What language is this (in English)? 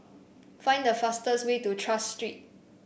English